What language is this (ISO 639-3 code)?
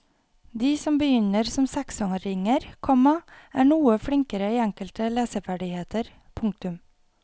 nor